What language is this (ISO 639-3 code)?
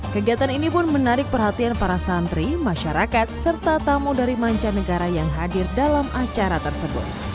ind